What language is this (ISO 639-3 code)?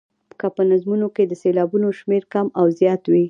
pus